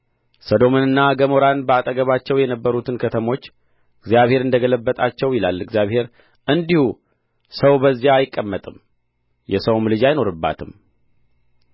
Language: Amharic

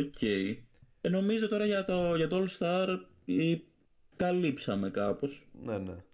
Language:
Greek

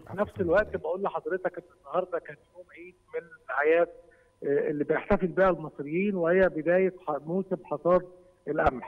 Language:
Arabic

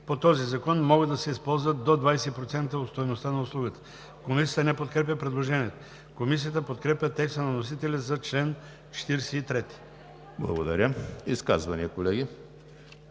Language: Bulgarian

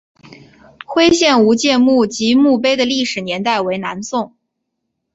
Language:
Chinese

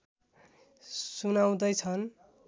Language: Nepali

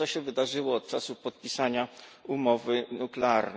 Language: Polish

